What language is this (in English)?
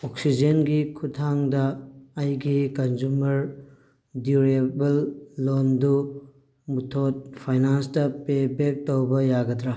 Manipuri